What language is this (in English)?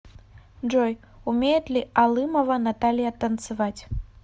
Russian